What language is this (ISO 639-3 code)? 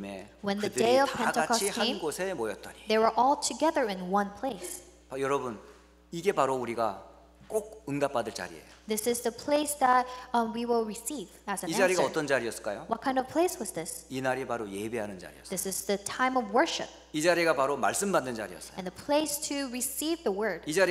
kor